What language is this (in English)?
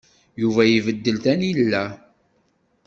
Kabyle